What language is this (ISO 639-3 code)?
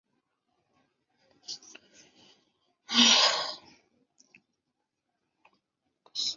zho